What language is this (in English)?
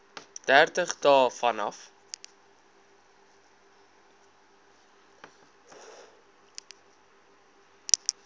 Afrikaans